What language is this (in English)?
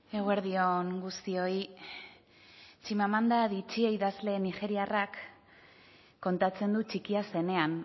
Basque